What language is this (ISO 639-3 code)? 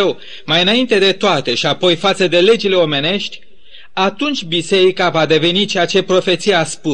ron